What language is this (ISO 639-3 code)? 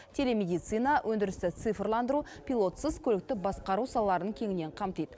kaz